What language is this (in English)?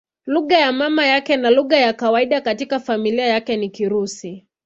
Swahili